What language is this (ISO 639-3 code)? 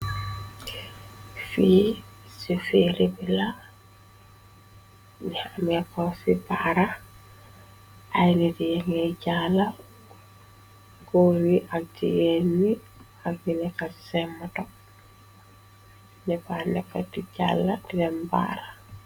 wol